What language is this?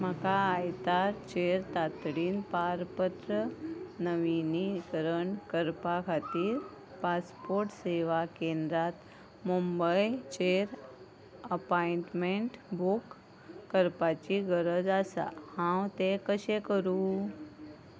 Konkani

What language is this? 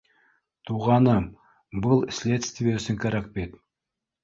Bashkir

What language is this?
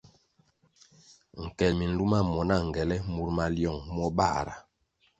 Kwasio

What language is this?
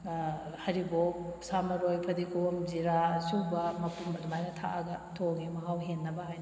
Manipuri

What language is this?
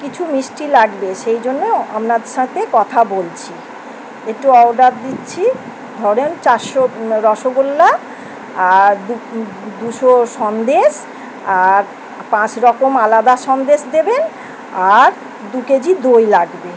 Bangla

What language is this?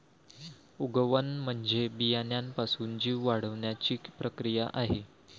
Marathi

